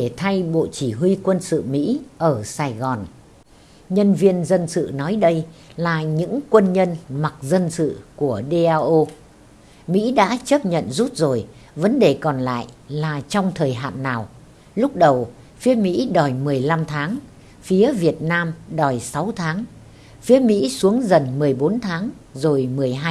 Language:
Vietnamese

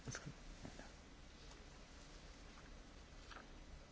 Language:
Slovak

